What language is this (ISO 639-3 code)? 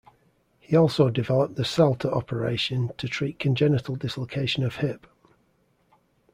eng